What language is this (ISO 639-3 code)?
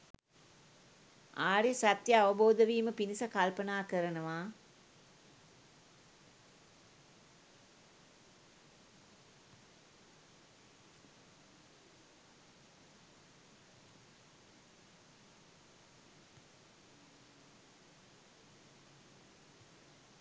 sin